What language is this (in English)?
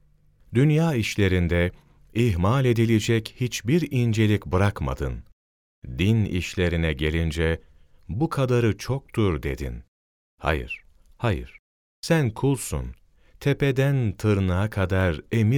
Turkish